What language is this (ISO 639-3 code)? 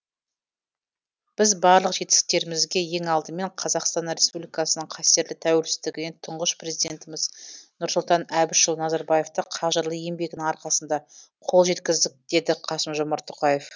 kaz